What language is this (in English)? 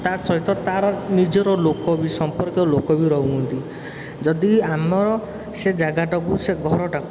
Odia